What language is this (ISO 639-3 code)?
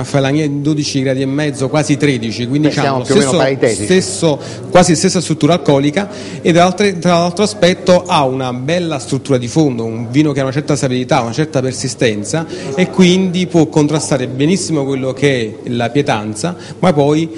ita